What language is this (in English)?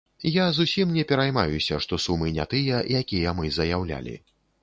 Belarusian